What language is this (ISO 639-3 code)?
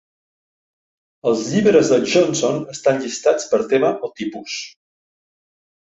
cat